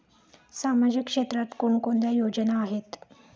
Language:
Marathi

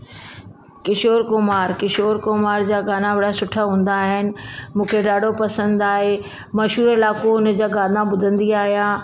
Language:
Sindhi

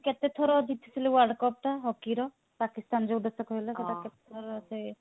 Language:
Odia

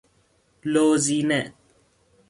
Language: Persian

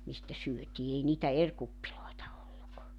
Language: Finnish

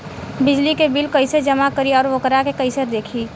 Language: Bhojpuri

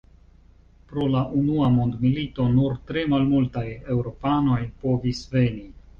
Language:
Esperanto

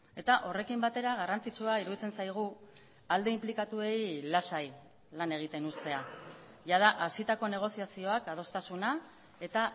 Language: Basque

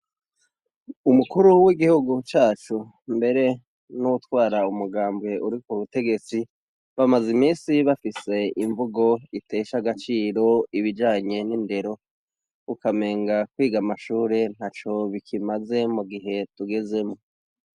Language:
Rundi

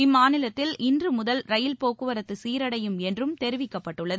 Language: Tamil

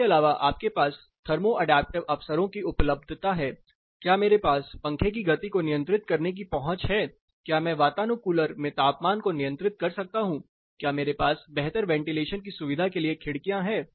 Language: Hindi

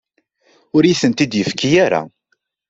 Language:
Kabyle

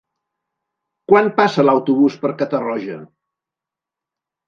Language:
Catalan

